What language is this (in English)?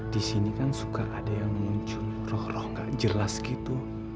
Indonesian